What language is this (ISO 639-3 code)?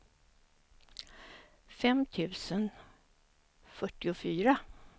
swe